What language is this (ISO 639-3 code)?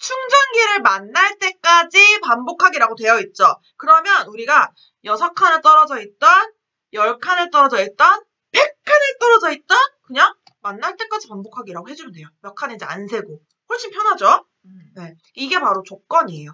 kor